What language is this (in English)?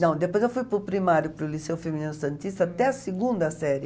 Portuguese